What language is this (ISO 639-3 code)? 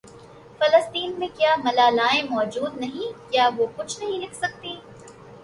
urd